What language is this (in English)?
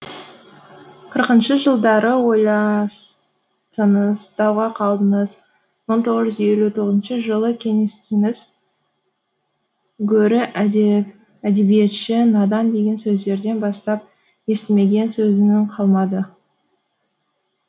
Kazakh